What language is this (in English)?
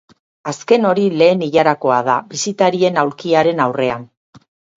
Basque